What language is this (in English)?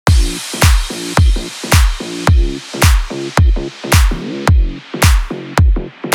Russian